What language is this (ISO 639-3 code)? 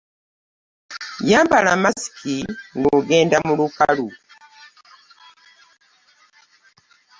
lug